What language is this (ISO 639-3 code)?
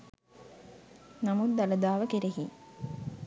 sin